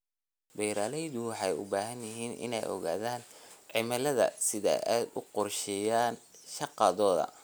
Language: Somali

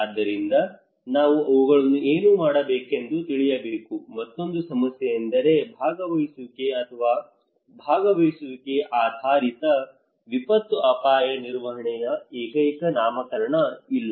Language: Kannada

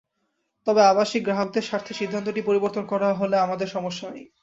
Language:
Bangla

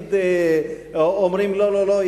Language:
Hebrew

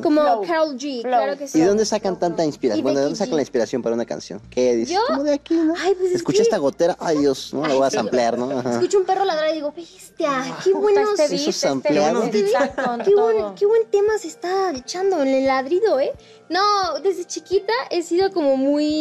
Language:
Spanish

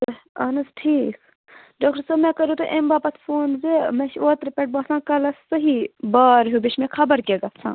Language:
Kashmiri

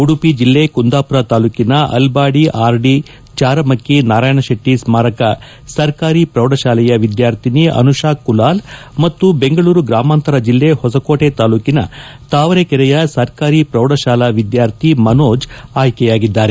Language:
Kannada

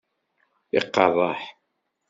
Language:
Kabyle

